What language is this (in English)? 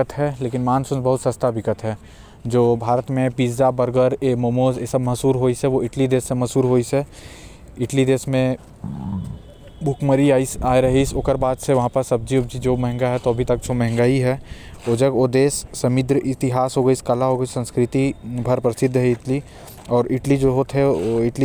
Korwa